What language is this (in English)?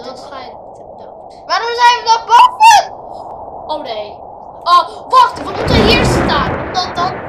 Dutch